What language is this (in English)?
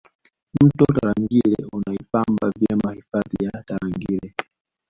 Swahili